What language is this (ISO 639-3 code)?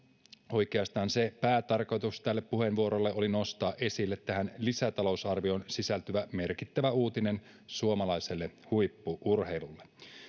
fin